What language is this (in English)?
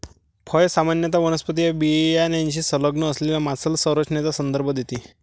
Marathi